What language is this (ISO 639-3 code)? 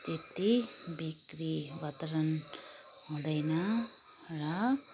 nep